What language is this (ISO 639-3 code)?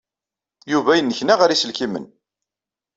kab